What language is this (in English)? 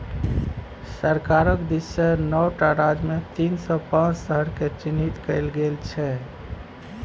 Maithili